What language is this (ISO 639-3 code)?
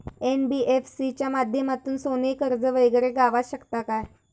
mar